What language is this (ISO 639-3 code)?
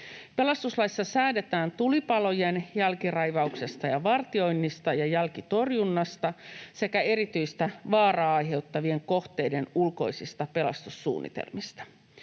fin